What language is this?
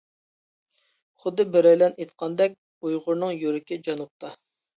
Uyghur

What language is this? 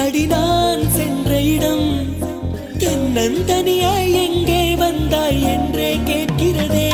Hindi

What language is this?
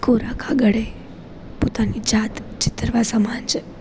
Gujarati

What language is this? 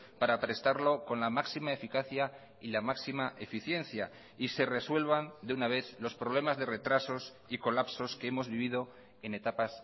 Spanish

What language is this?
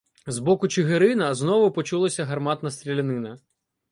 Ukrainian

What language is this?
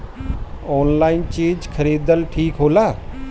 Bhojpuri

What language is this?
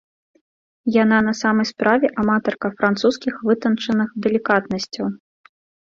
Belarusian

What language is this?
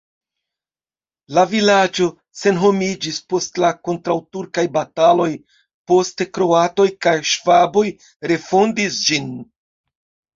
Esperanto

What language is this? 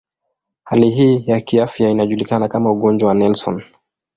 Swahili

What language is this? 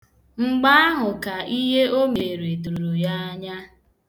Igbo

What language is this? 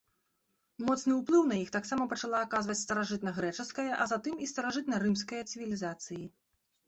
Belarusian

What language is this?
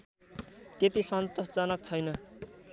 Nepali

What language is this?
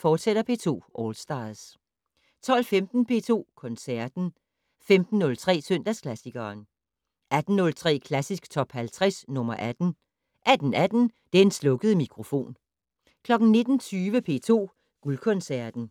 Danish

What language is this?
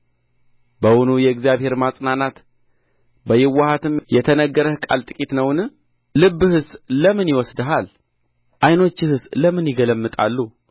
Amharic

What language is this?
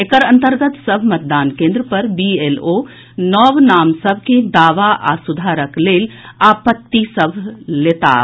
Maithili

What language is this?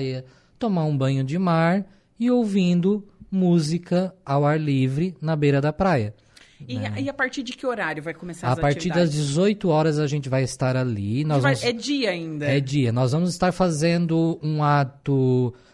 Portuguese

